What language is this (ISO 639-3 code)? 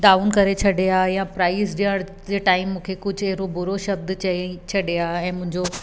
snd